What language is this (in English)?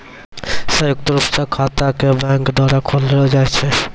Maithili